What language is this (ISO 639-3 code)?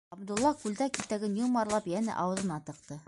bak